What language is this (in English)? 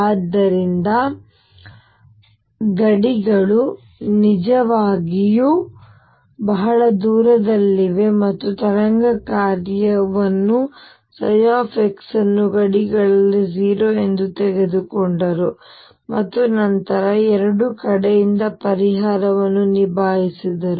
Kannada